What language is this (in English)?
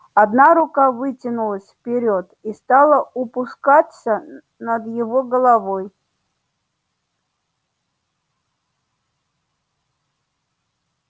Russian